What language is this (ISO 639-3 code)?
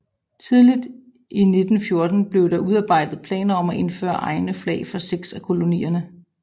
dan